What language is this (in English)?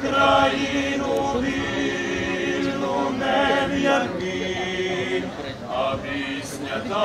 Romanian